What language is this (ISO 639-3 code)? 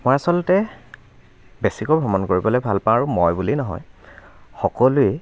asm